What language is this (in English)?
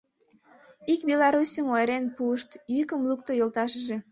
Mari